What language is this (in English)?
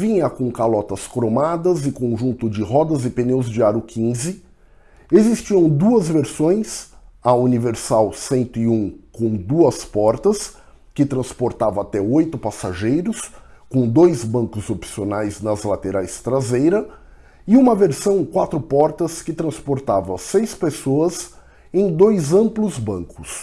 Portuguese